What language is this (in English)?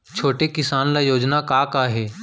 Chhattisgarhi